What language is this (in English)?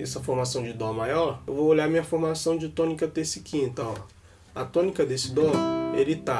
Portuguese